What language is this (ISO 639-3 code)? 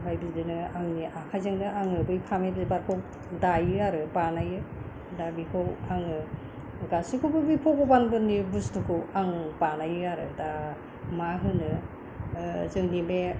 brx